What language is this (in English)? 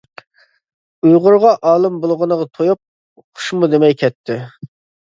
Uyghur